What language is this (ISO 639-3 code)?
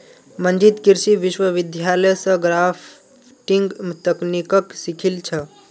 mag